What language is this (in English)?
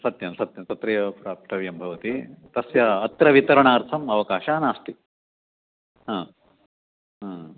Sanskrit